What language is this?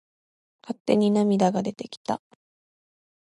Japanese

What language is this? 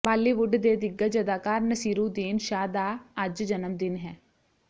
Punjabi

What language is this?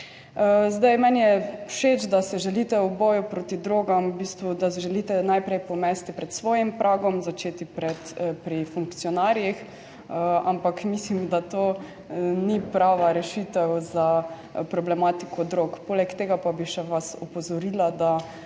Slovenian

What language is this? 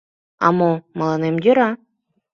Mari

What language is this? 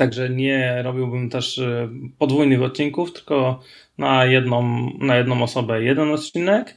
Polish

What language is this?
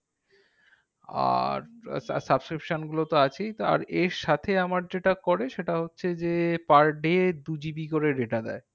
Bangla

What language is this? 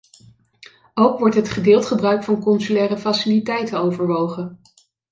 Dutch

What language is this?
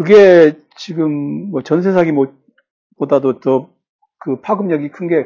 Korean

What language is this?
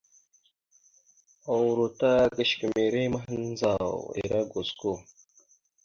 Mada (Cameroon)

